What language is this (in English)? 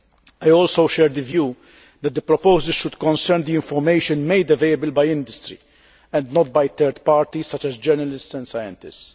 English